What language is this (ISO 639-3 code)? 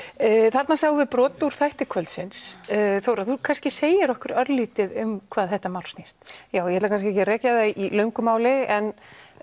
isl